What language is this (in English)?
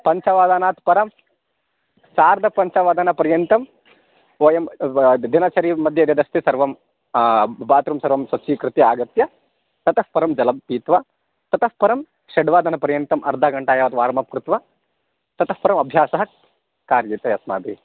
Sanskrit